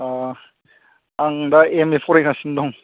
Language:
Bodo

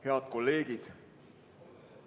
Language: Estonian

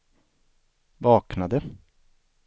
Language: Swedish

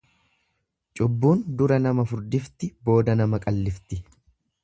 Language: Oromo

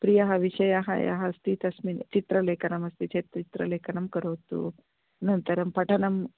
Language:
Sanskrit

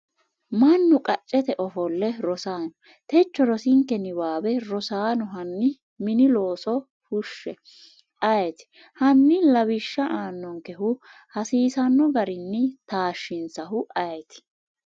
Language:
Sidamo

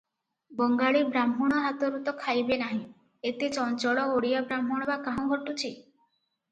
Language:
Odia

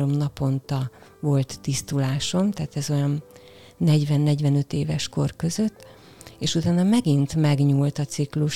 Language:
Hungarian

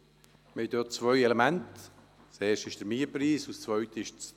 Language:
Swiss German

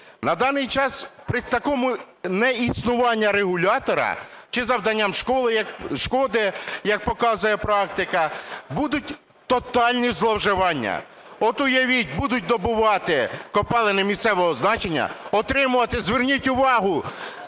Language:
Ukrainian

